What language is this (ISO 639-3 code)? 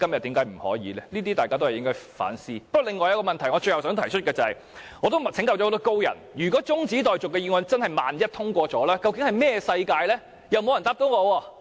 yue